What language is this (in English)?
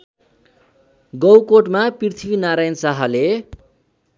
Nepali